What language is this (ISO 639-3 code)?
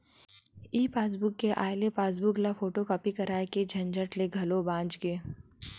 hne